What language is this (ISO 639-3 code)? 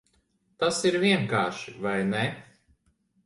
lav